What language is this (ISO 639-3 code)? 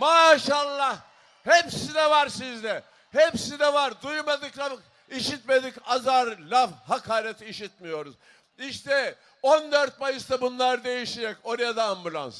tur